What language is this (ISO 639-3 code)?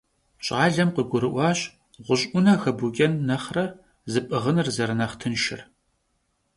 kbd